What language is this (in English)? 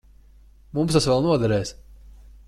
Latvian